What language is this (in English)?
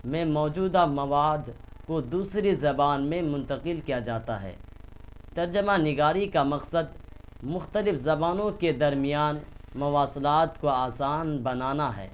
Urdu